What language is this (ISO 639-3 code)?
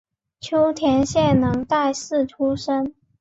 zho